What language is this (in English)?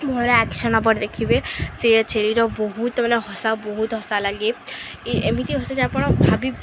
Odia